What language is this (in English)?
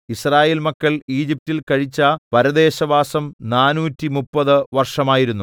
Malayalam